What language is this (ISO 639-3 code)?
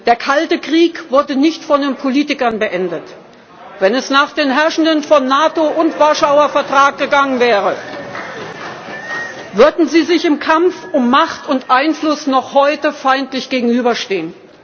deu